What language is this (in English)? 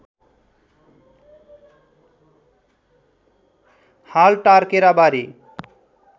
Nepali